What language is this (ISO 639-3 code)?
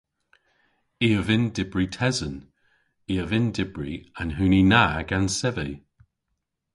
cor